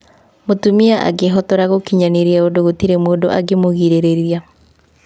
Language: Kikuyu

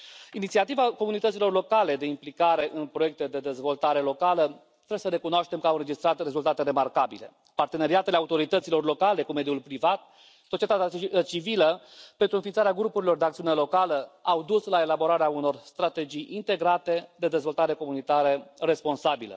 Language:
Romanian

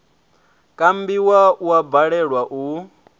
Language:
Venda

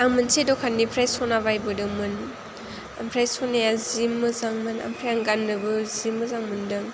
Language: Bodo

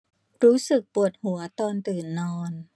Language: Thai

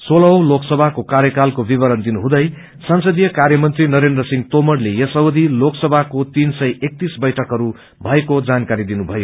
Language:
Nepali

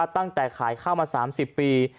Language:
Thai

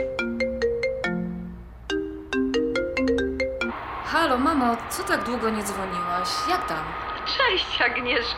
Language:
Polish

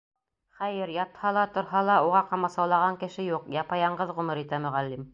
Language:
Bashkir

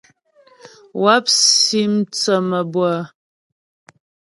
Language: Ghomala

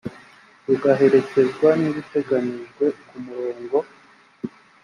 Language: Kinyarwanda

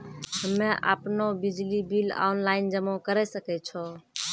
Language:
Maithili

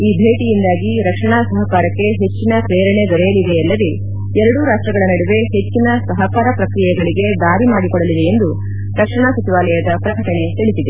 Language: Kannada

